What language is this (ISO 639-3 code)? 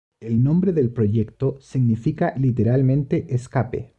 spa